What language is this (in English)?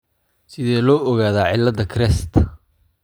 Somali